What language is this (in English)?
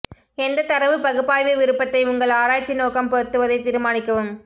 Tamil